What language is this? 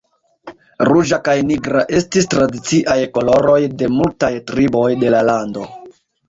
Esperanto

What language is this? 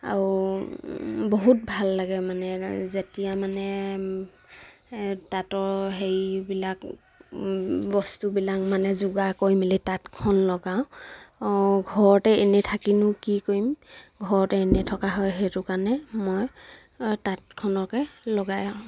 Assamese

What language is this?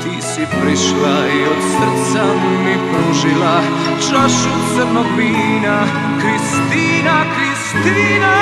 Romanian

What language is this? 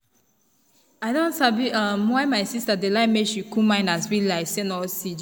Nigerian Pidgin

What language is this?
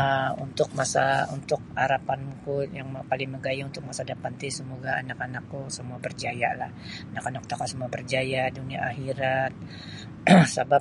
Sabah Bisaya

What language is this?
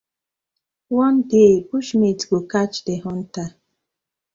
Nigerian Pidgin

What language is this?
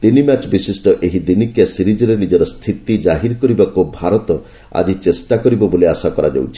Odia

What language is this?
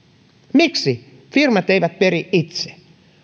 Finnish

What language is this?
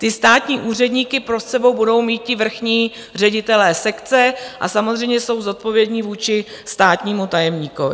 Czech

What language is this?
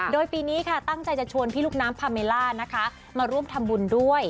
Thai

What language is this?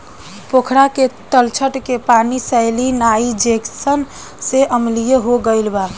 Bhojpuri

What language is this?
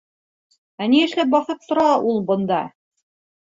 Bashkir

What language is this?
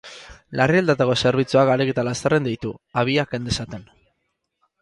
Basque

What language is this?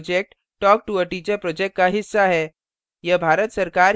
Hindi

